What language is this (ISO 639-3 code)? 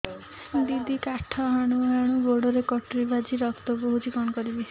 ori